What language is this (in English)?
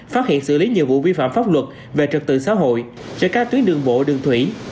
Vietnamese